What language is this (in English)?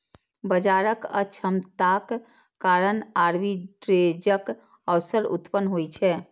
Maithili